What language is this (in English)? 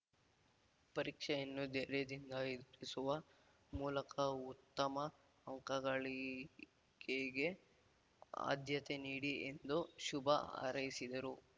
Kannada